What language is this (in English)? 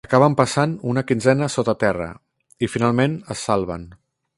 Catalan